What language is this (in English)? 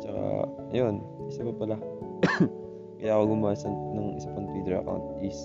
Filipino